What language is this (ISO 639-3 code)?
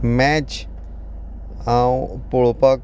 kok